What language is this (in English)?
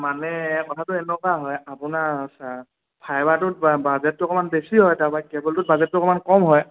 Assamese